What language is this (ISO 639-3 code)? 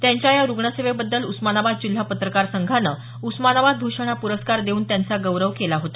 mar